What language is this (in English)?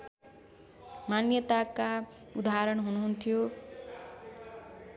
Nepali